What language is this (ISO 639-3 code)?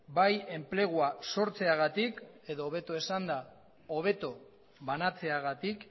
eus